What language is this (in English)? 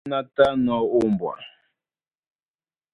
Duala